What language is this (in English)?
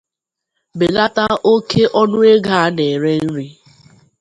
Igbo